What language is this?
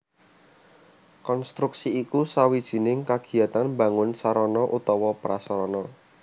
Javanese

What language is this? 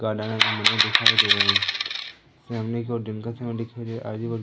Hindi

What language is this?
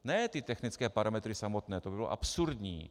Czech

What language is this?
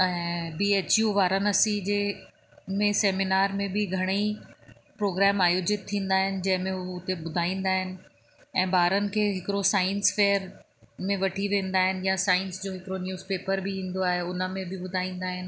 Sindhi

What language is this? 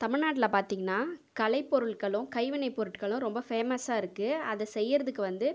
Tamil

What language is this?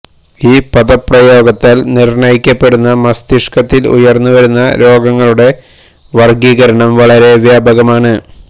Malayalam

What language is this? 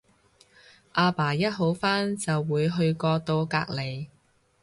Cantonese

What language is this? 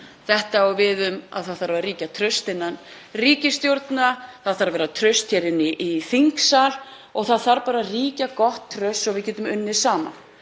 Icelandic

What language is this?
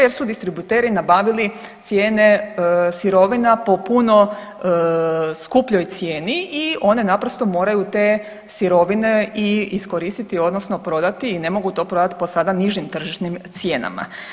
Croatian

